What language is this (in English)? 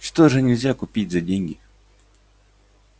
Russian